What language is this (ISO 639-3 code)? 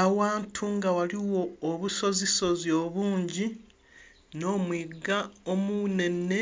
xog